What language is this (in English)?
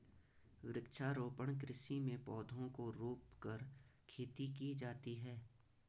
Hindi